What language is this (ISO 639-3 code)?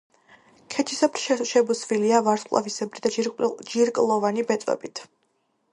kat